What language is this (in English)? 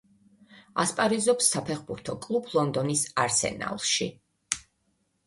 Georgian